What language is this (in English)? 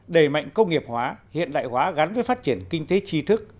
Vietnamese